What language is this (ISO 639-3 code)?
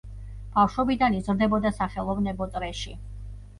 kat